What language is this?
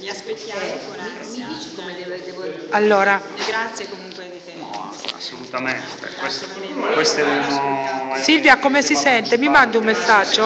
Italian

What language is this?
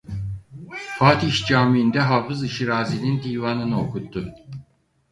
Turkish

